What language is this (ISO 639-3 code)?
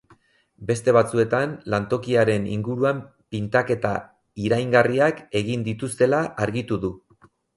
eus